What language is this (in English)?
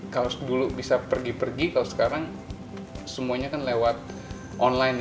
Indonesian